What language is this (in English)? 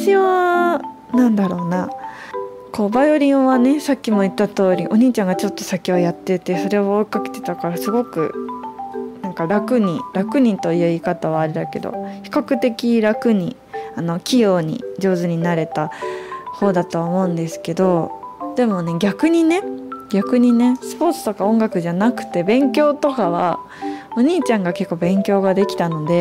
Japanese